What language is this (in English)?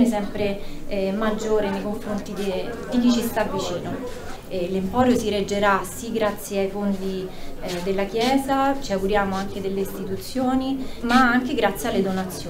Italian